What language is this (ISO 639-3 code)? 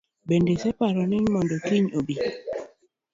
luo